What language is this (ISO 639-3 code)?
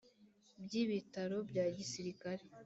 kin